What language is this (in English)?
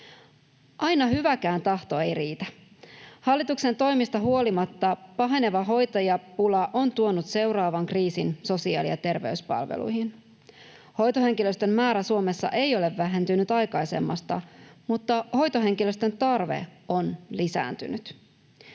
Finnish